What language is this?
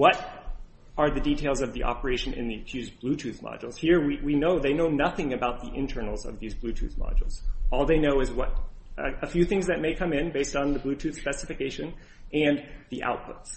English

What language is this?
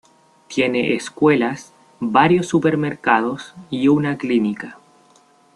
Spanish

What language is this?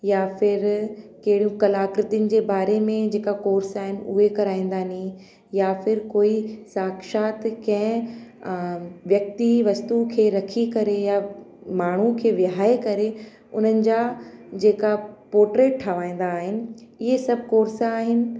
Sindhi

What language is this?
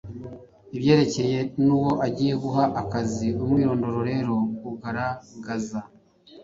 Kinyarwanda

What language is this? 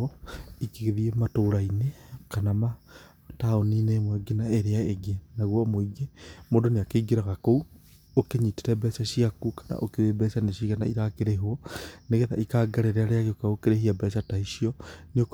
Kikuyu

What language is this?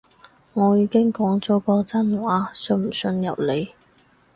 Cantonese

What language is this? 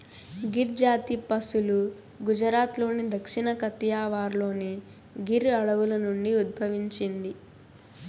Telugu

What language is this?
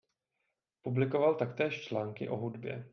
Czech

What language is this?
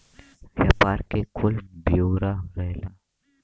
Bhojpuri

